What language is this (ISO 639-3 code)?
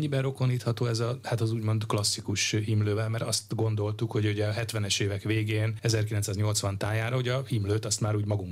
hun